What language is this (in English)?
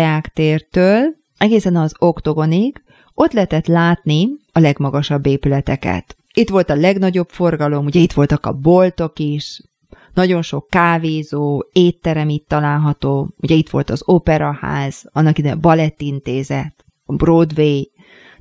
Hungarian